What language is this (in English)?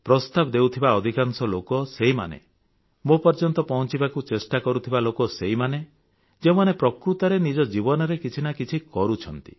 Odia